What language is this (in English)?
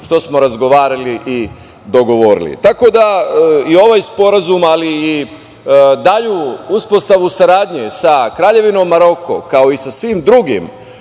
Serbian